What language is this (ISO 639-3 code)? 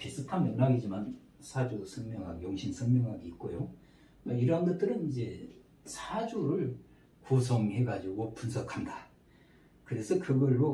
kor